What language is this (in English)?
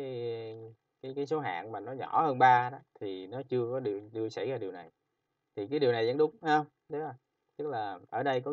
Vietnamese